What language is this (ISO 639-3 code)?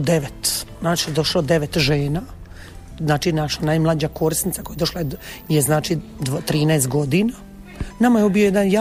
hrv